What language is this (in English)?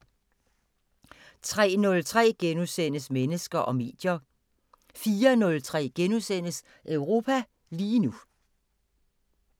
Danish